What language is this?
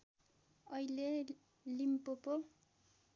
Nepali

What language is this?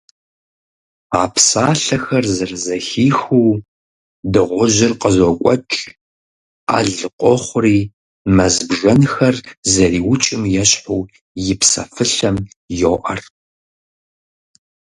Kabardian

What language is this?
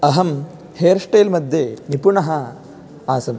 Sanskrit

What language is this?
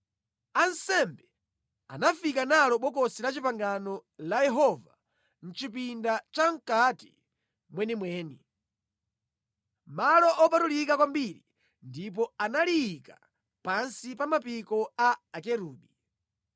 Nyanja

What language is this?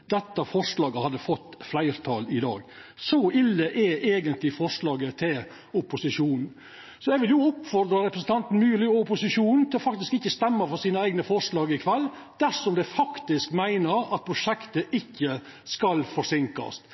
Norwegian Nynorsk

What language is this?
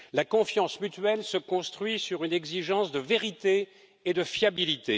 French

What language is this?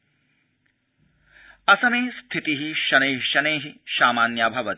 Sanskrit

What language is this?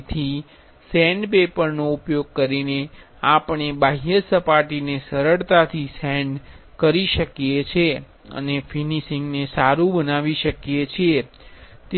Gujarati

